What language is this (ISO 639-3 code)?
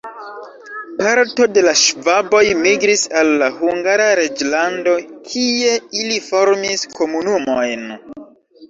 epo